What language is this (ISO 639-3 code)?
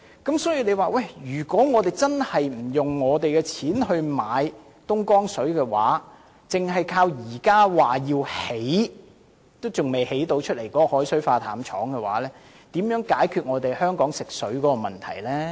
yue